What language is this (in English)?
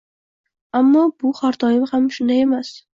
Uzbek